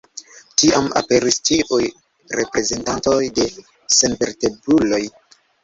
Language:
Esperanto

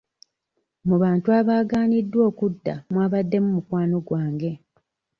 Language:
Ganda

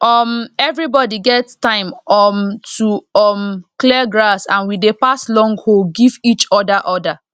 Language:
Nigerian Pidgin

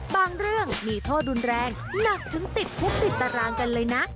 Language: Thai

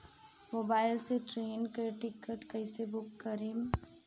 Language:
Bhojpuri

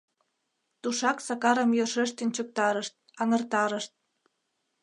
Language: Mari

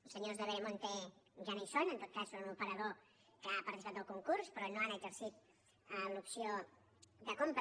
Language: Catalan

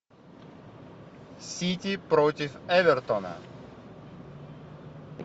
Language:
Russian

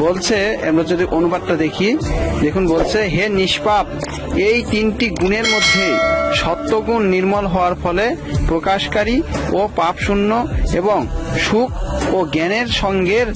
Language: Bangla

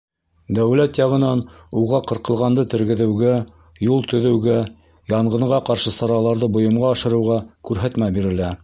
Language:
Bashkir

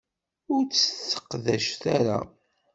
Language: Kabyle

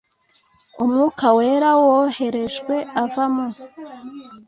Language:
Kinyarwanda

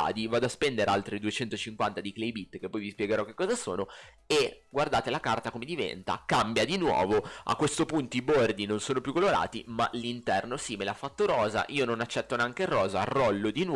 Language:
Italian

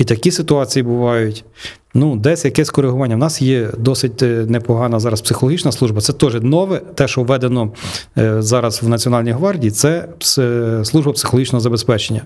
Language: Ukrainian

